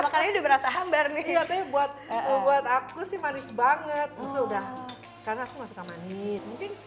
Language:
Indonesian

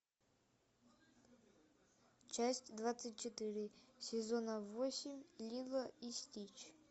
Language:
Russian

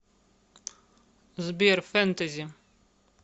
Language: Russian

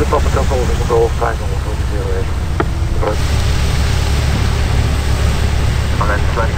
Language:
Dutch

